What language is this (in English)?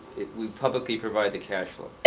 English